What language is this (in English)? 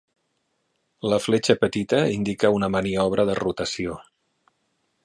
Catalan